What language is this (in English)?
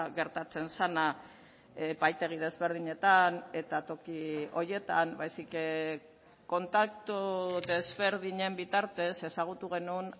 Basque